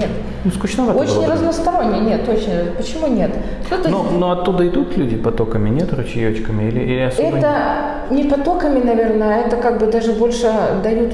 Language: Russian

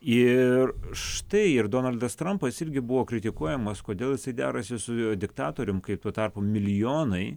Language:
Lithuanian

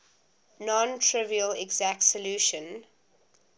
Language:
English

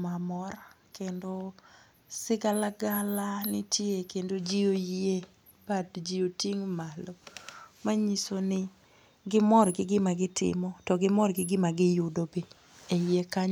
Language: Luo (Kenya and Tanzania)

